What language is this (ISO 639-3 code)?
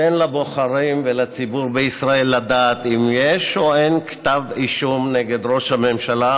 heb